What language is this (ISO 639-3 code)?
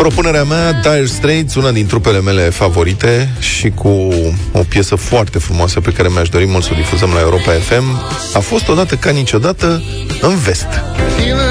ron